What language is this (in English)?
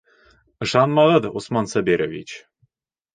Bashkir